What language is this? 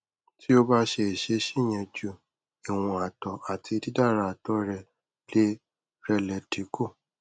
Yoruba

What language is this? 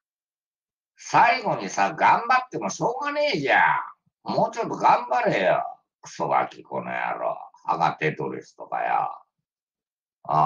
Japanese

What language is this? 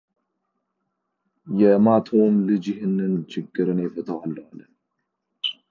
Amharic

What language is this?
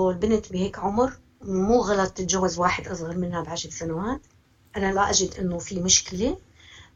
Arabic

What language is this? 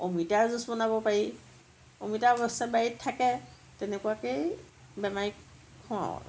Assamese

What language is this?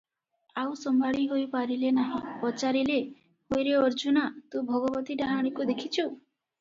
Odia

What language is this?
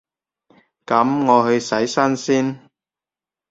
Cantonese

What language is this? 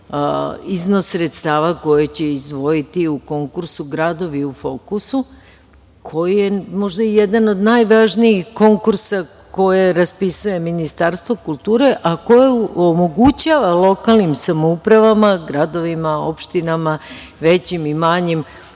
Serbian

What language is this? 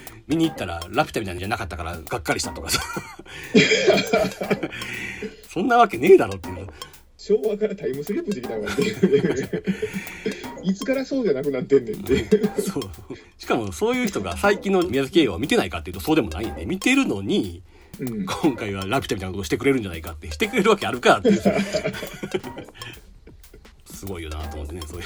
Japanese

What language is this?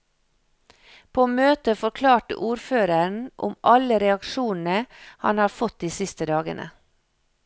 Norwegian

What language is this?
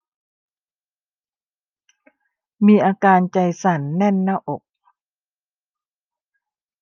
Thai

